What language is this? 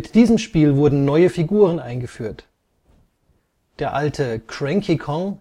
German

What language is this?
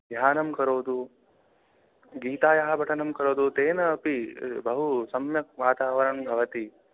Sanskrit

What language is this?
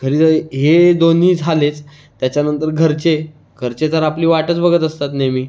Marathi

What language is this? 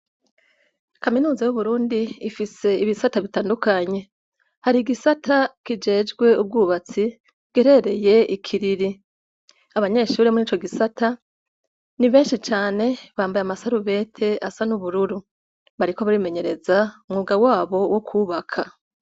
Rundi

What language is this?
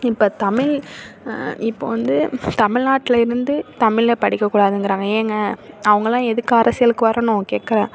Tamil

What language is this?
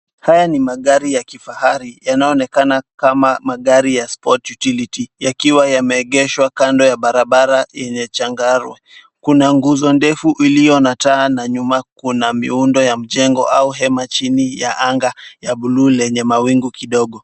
Swahili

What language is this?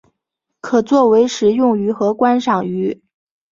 Chinese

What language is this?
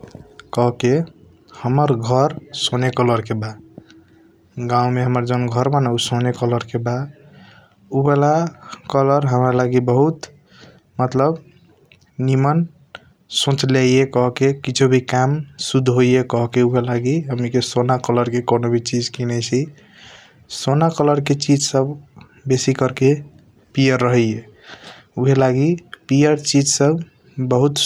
Kochila Tharu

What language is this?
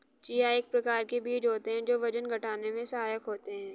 Hindi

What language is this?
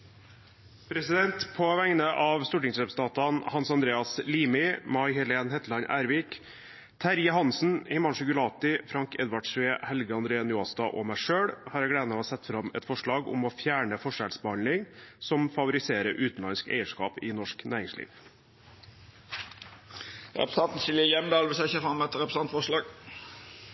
Norwegian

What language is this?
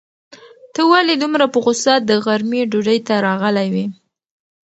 Pashto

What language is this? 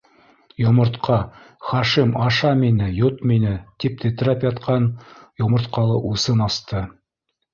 Bashkir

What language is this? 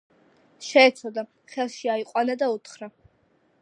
Georgian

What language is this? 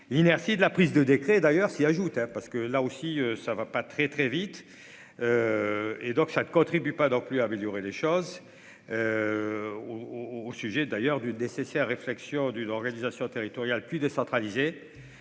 French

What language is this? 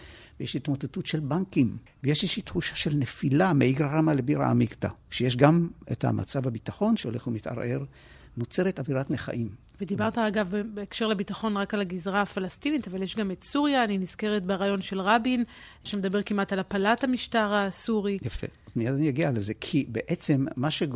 Hebrew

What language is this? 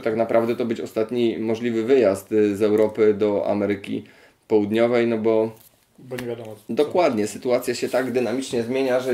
Polish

